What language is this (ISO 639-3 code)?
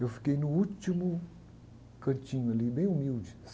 por